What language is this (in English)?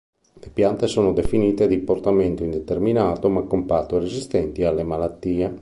Italian